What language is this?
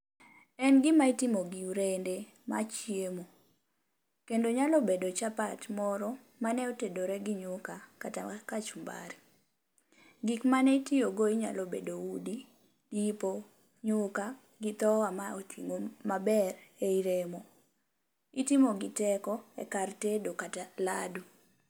Luo (Kenya and Tanzania)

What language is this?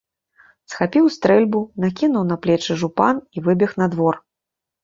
Belarusian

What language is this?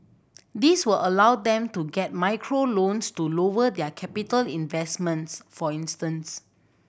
English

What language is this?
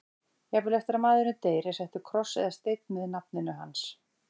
Icelandic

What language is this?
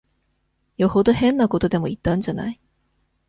Japanese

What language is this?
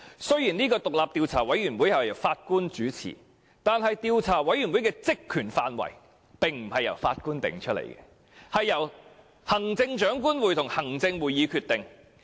Cantonese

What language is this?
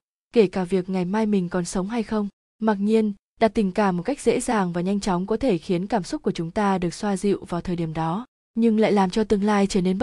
Vietnamese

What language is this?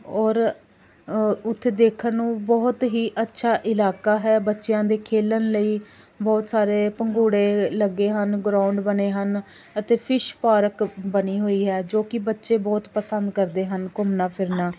Punjabi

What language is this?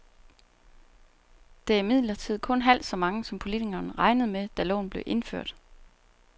Danish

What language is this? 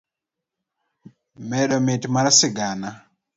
Luo (Kenya and Tanzania)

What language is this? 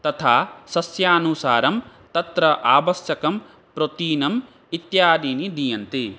Sanskrit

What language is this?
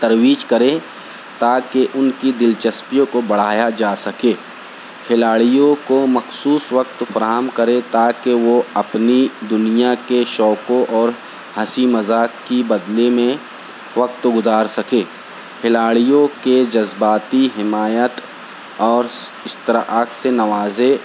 Urdu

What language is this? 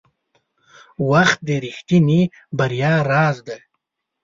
Pashto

